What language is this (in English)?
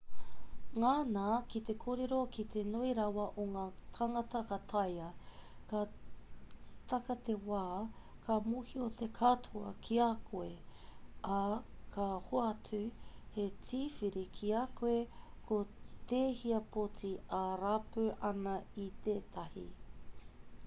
Māori